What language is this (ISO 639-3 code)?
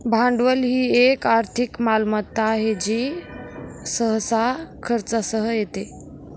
mar